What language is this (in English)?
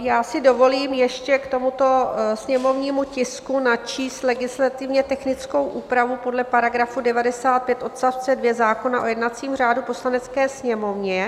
Czech